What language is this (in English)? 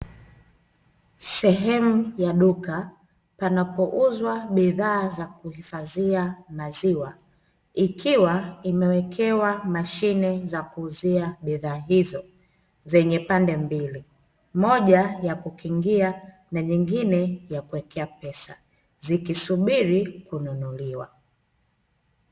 Swahili